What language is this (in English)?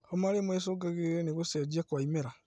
Kikuyu